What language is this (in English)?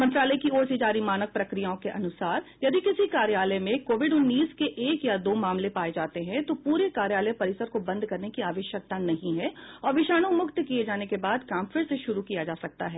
Hindi